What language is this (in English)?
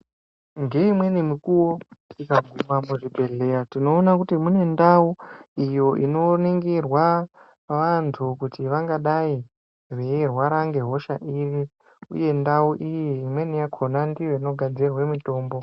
Ndau